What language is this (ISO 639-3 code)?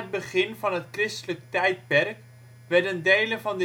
nld